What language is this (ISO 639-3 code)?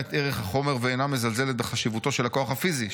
heb